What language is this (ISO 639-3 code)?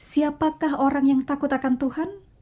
ind